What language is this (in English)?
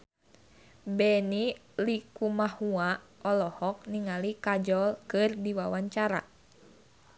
Sundanese